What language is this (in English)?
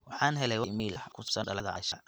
Somali